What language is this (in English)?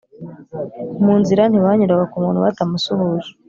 Kinyarwanda